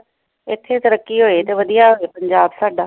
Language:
Punjabi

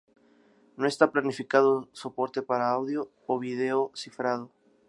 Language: Spanish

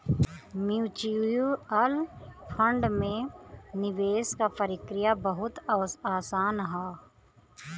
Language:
Bhojpuri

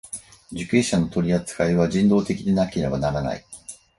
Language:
Japanese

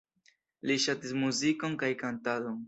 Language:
Esperanto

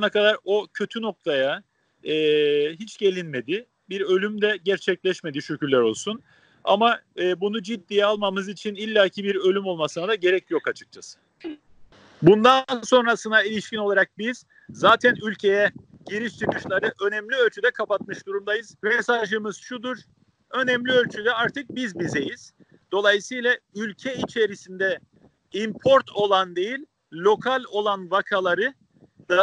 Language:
Turkish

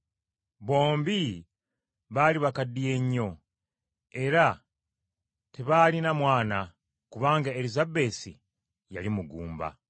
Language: Ganda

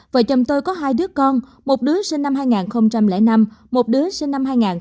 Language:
Vietnamese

